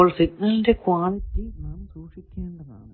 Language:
Malayalam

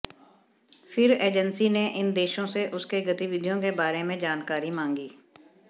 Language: Hindi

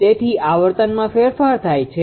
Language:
Gujarati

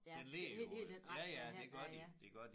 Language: Danish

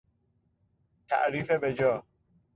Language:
Persian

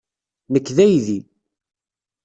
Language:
Kabyle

